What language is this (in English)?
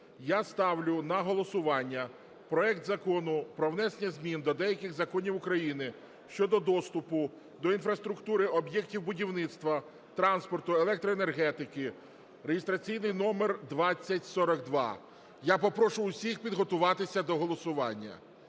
Ukrainian